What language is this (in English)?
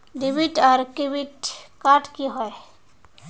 Magahi